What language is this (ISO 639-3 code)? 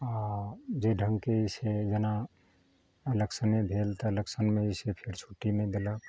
mai